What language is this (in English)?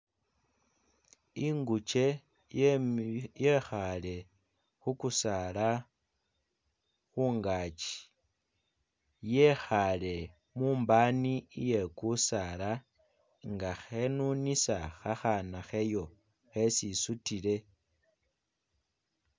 Masaaba